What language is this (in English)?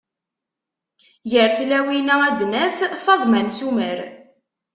Kabyle